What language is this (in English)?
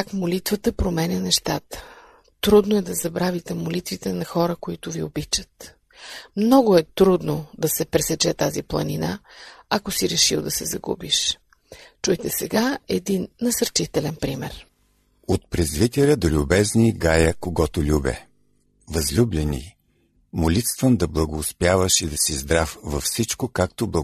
Bulgarian